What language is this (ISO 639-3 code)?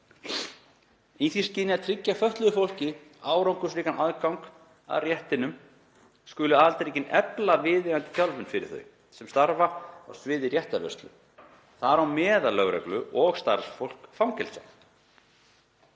isl